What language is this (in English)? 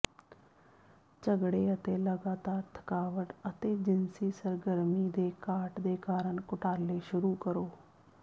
Punjabi